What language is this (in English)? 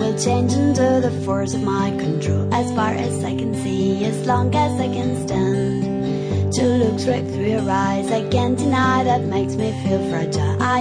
English